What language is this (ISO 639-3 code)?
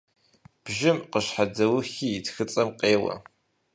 kbd